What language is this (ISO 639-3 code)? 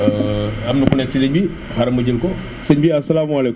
wol